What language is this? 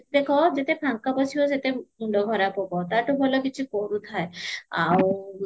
Odia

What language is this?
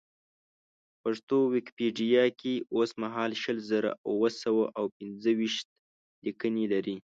Pashto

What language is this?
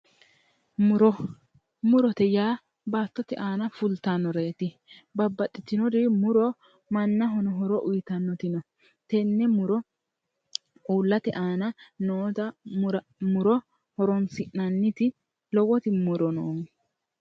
Sidamo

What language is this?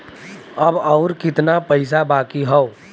Bhojpuri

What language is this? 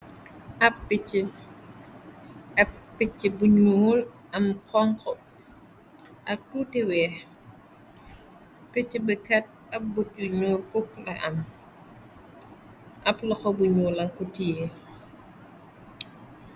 Wolof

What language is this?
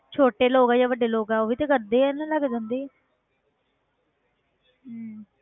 Punjabi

